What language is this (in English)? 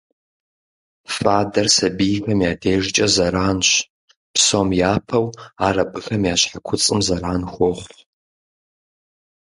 Kabardian